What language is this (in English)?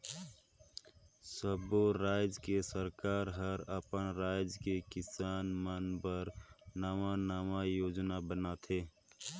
Chhattisgarhi